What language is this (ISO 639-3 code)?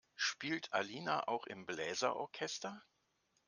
deu